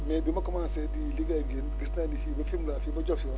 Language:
Wolof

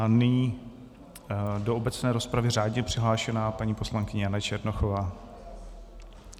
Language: Czech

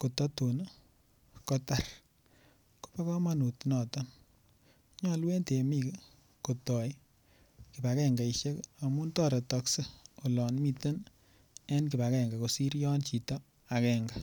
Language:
Kalenjin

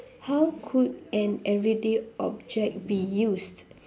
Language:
English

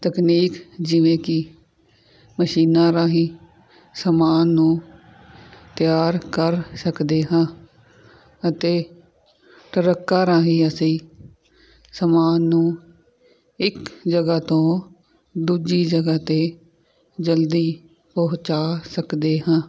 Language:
Punjabi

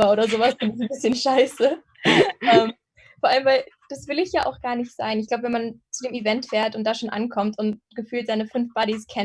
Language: German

